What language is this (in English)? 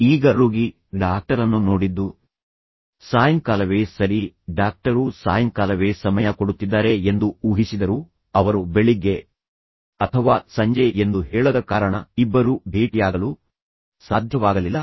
Kannada